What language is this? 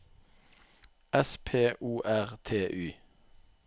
Norwegian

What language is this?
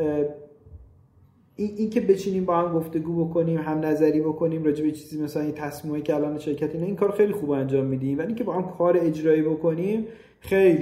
Persian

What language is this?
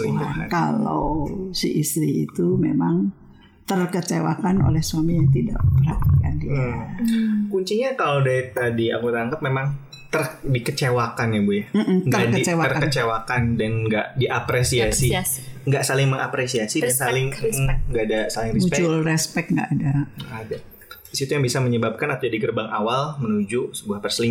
Indonesian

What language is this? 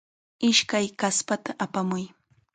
Chiquián Ancash Quechua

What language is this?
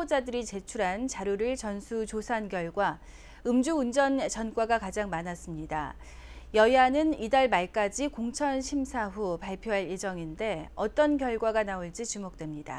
Korean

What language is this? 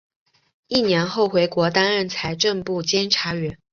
Chinese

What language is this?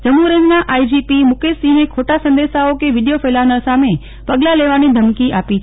Gujarati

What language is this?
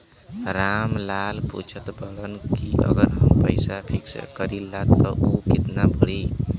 Bhojpuri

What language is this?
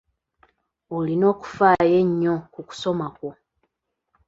Ganda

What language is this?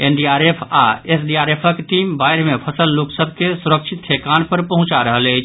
Maithili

